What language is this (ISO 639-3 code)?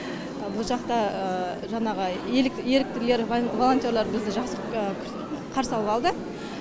kaz